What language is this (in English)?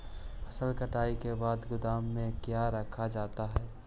Magahi